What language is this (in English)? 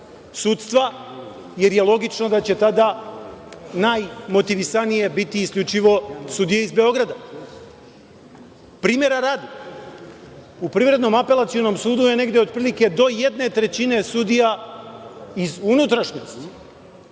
Serbian